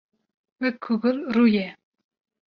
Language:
Kurdish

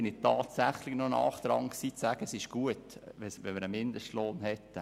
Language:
Swiss German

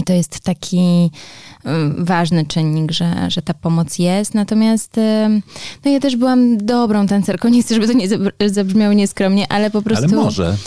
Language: Polish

